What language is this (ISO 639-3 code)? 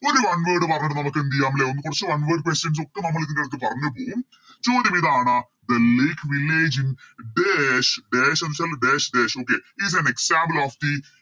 mal